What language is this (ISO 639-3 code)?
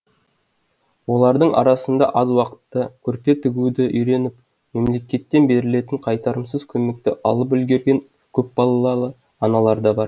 kaz